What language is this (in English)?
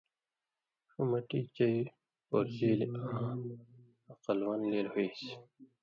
Indus Kohistani